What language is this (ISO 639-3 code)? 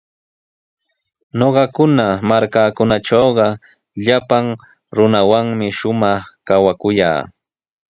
qws